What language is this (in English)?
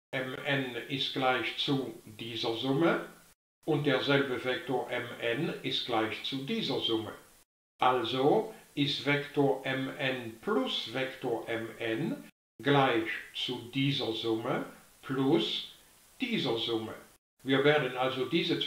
German